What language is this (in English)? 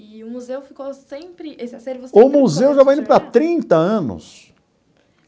Portuguese